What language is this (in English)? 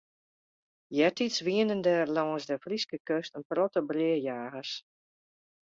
Western Frisian